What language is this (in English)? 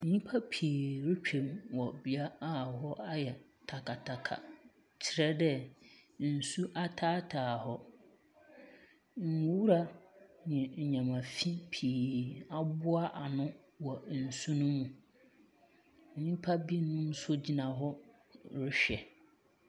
Akan